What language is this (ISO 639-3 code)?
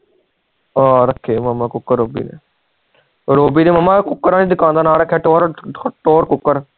pan